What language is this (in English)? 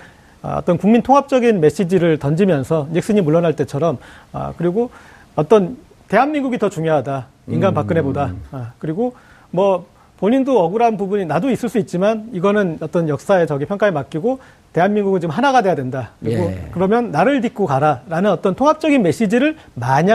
Korean